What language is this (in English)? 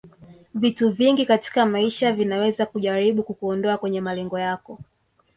Swahili